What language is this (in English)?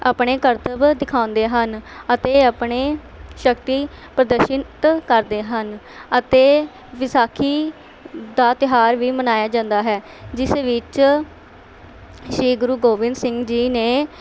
Punjabi